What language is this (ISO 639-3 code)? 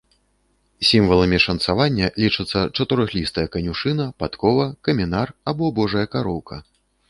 bel